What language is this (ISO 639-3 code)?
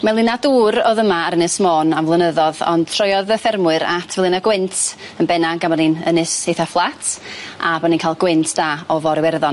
cym